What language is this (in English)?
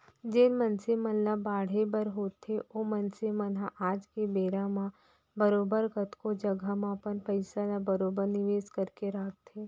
Chhattisgarhi